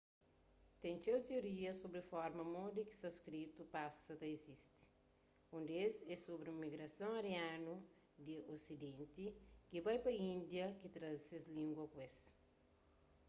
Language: Kabuverdianu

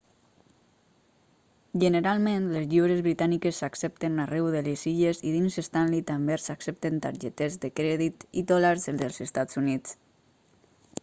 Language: Catalan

